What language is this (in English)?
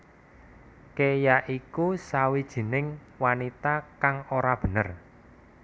Javanese